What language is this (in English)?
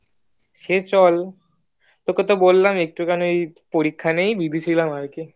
Bangla